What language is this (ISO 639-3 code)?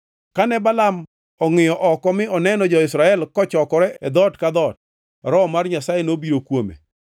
luo